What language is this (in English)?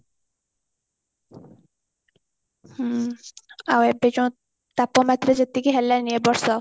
Odia